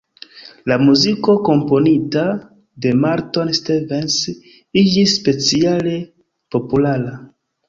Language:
Esperanto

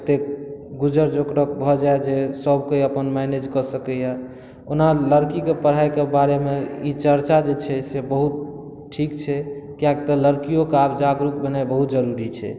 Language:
Maithili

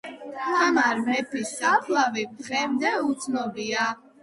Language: Georgian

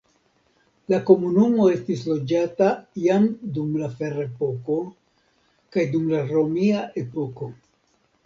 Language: Esperanto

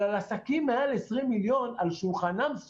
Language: Hebrew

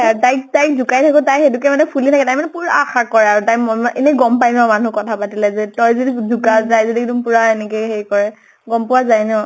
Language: Assamese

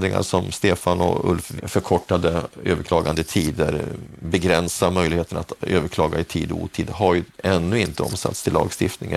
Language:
Swedish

